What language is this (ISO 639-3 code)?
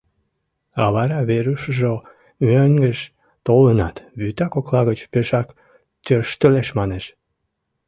chm